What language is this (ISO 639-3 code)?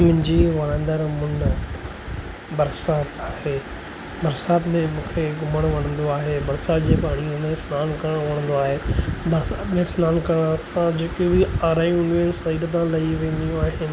snd